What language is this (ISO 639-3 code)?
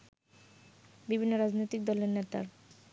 ben